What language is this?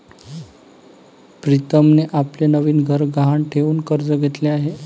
Marathi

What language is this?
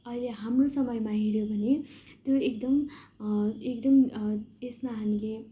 Nepali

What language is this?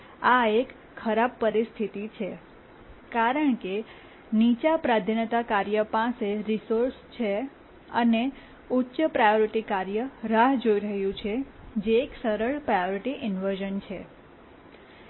Gujarati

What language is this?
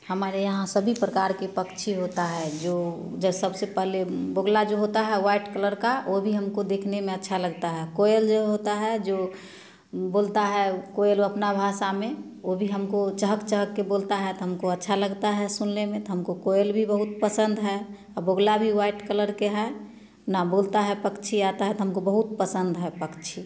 Hindi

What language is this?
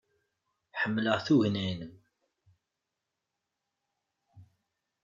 Kabyle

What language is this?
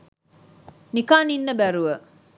Sinhala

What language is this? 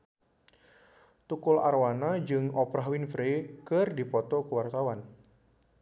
Sundanese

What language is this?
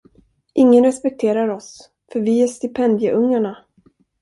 Swedish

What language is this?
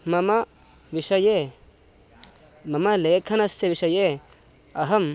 Sanskrit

